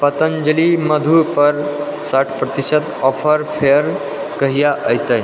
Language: Maithili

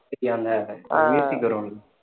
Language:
Tamil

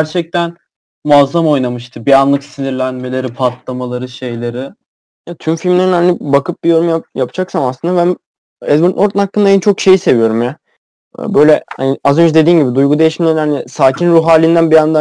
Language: Turkish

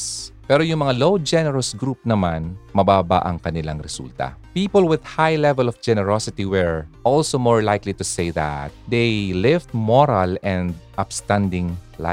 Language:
Filipino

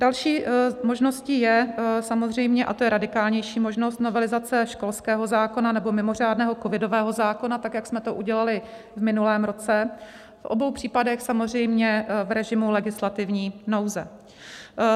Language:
Czech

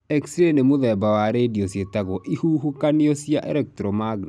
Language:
Kikuyu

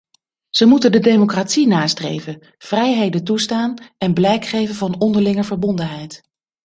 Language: Dutch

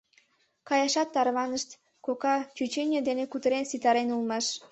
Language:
Mari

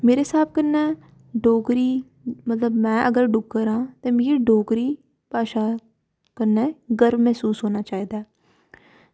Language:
Dogri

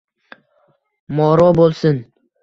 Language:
Uzbek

